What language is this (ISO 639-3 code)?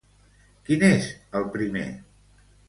cat